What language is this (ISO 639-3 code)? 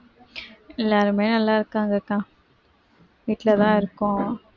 tam